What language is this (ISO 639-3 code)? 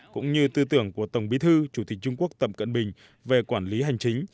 vie